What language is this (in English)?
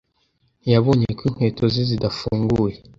Kinyarwanda